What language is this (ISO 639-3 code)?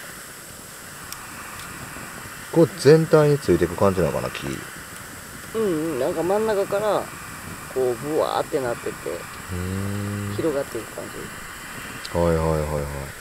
jpn